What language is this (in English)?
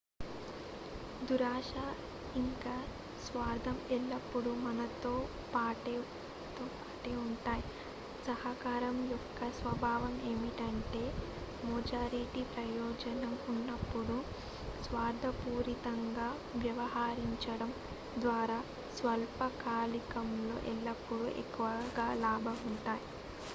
Telugu